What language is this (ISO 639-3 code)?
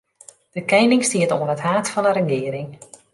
fry